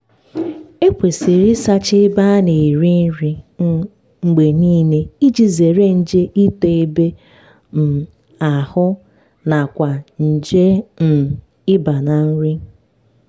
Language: Igbo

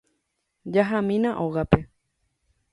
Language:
Guarani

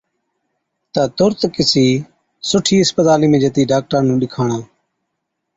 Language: Od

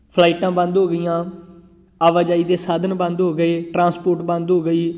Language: Punjabi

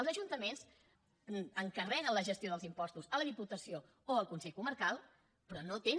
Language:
Catalan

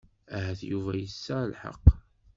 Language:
Kabyle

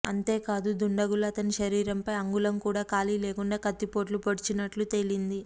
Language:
Telugu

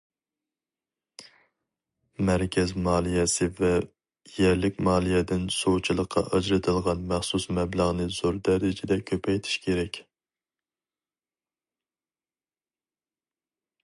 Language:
Uyghur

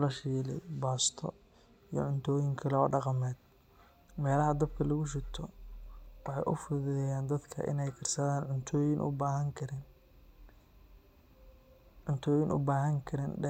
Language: Somali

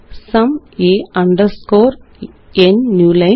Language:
Malayalam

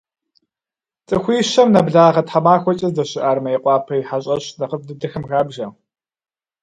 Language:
Kabardian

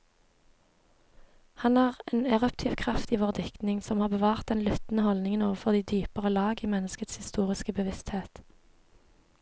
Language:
Norwegian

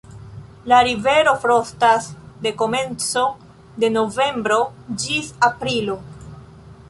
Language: Esperanto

